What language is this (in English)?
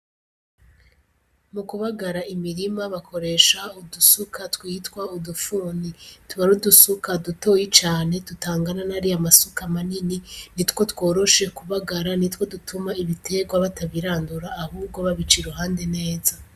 Rundi